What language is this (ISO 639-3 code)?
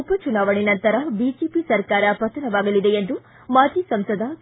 kan